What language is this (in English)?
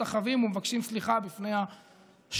Hebrew